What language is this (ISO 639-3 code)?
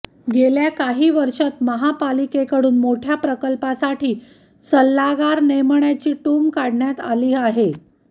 mar